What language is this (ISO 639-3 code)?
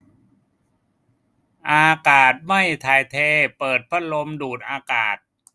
tha